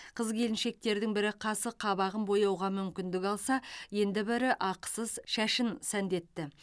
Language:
Kazakh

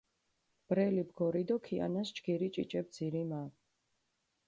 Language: Mingrelian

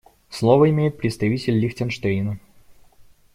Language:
Russian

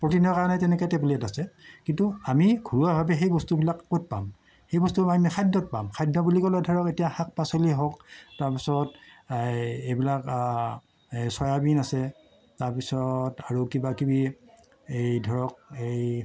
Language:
Assamese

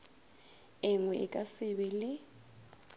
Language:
Northern Sotho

